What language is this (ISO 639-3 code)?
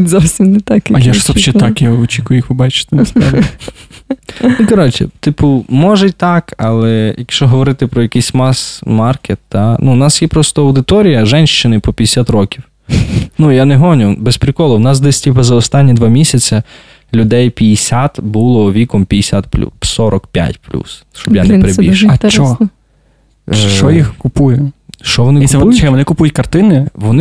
ukr